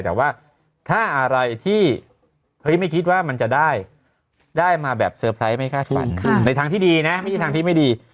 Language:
Thai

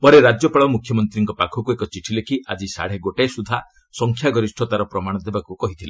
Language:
Odia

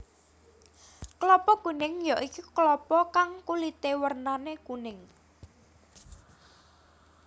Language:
Javanese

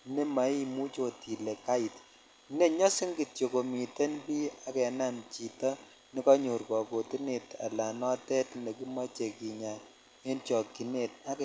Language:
Kalenjin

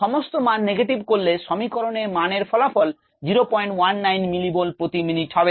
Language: Bangla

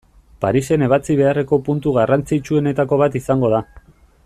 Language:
Basque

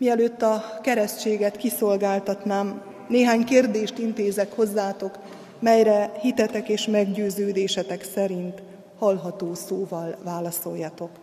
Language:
Hungarian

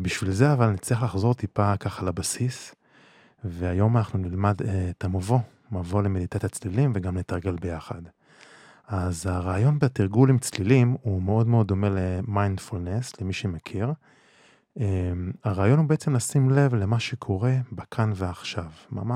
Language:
Hebrew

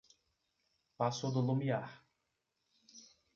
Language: Portuguese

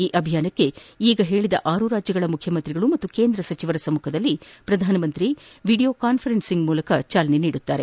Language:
Kannada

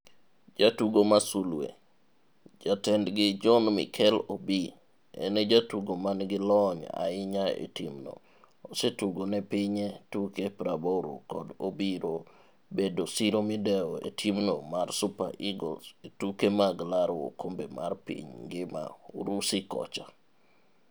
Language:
Luo (Kenya and Tanzania)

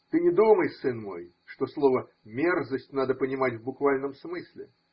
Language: Russian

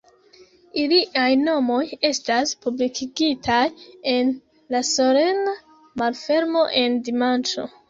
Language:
Esperanto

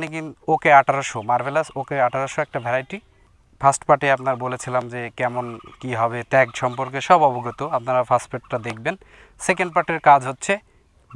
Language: Bangla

